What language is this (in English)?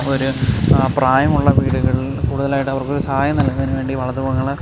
Malayalam